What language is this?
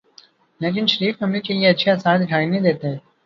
Urdu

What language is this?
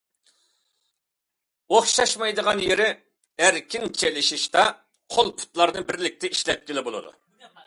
Uyghur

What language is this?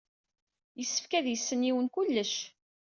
Kabyle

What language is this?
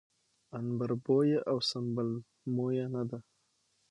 Pashto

